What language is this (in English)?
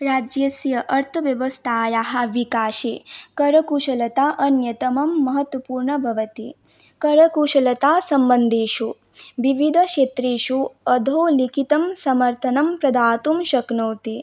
Sanskrit